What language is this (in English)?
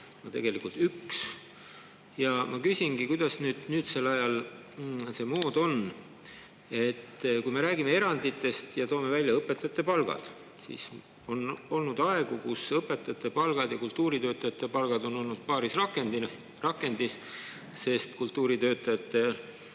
Estonian